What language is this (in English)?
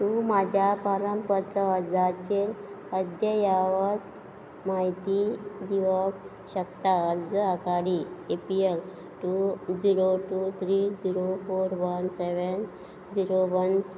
Konkani